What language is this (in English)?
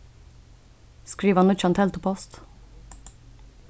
Faroese